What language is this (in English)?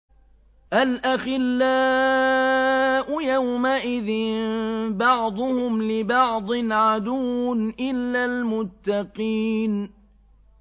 Arabic